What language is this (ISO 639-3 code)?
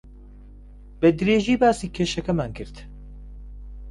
ckb